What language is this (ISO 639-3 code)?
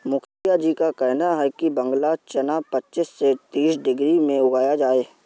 hin